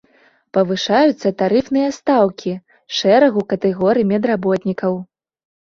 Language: Belarusian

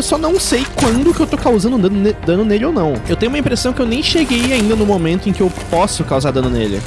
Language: Portuguese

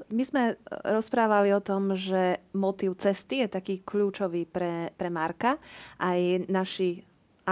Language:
Slovak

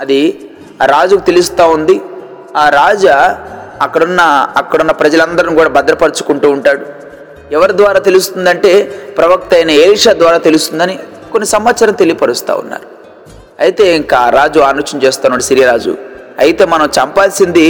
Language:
Telugu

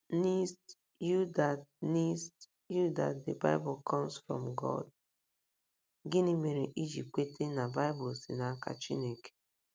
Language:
Igbo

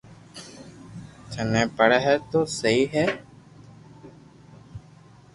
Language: Loarki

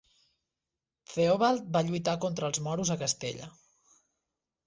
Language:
Catalan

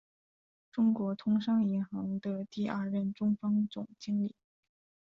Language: Chinese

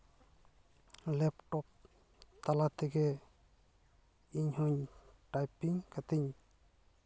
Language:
Santali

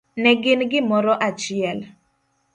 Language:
Luo (Kenya and Tanzania)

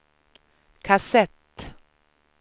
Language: Swedish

